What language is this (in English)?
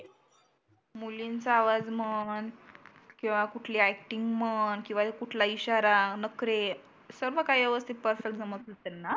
Marathi